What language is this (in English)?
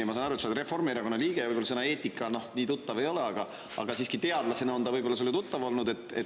Estonian